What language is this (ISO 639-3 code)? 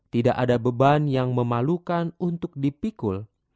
ind